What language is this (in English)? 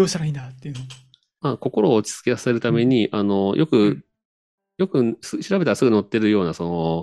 Japanese